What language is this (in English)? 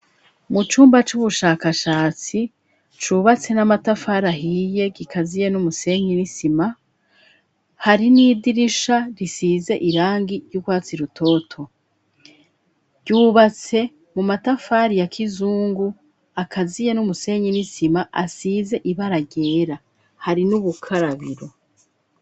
Rundi